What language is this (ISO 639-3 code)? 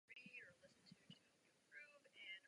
ces